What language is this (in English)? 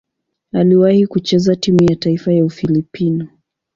Swahili